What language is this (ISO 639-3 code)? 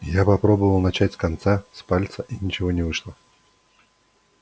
rus